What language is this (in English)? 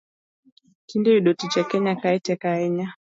Luo (Kenya and Tanzania)